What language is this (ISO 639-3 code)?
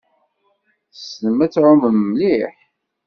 kab